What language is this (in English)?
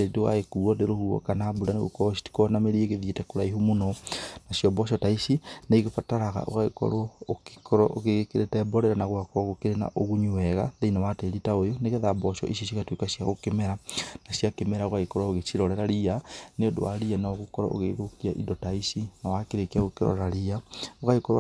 Kikuyu